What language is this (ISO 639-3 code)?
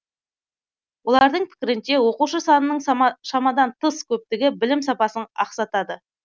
kaz